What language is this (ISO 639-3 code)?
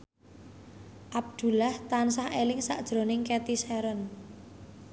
jav